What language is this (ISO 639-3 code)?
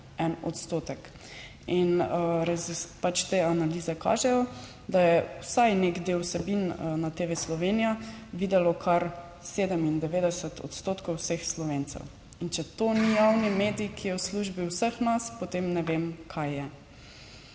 slv